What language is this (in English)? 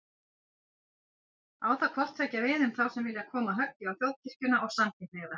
Icelandic